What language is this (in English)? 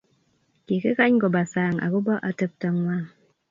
Kalenjin